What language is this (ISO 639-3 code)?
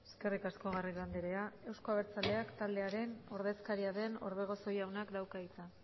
eus